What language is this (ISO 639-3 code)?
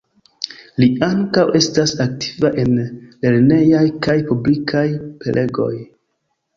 epo